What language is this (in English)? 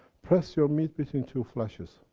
English